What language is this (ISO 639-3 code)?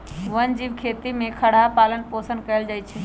mag